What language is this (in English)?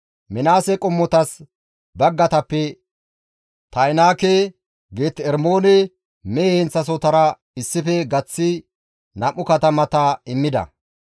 Gamo